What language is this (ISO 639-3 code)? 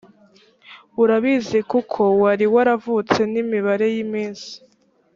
kin